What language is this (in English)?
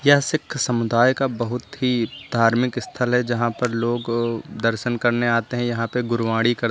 Hindi